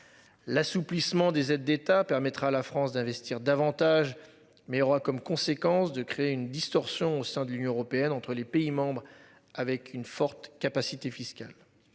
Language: French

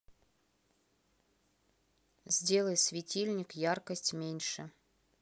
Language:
Russian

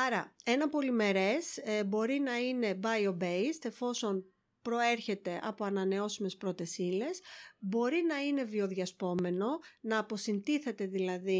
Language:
Greek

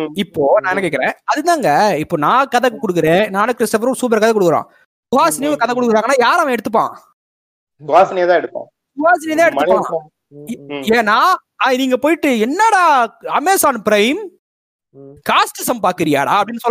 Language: Tamil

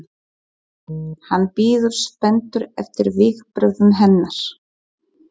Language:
Icelandic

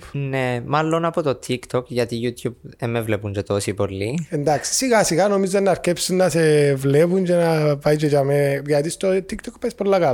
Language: Greek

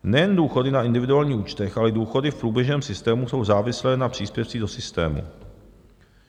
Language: Czech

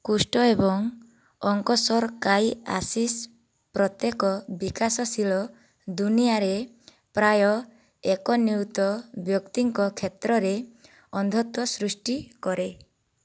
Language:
Odia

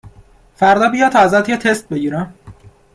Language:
Persian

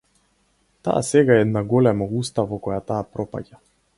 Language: Macedonian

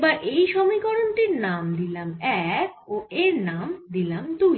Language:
Bangla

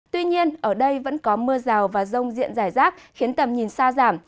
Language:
Vietnamese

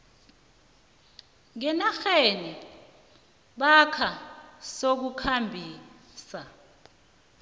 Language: South Ndebele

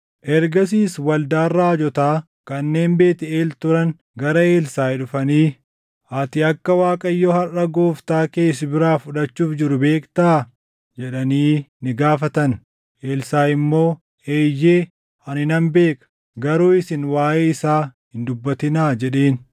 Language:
Oromo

